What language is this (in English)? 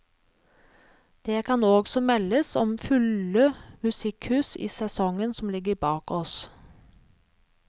Norwegian